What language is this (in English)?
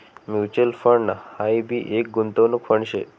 Marathi